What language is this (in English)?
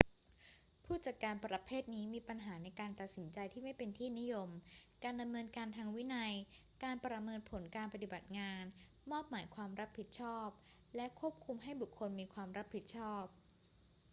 Thai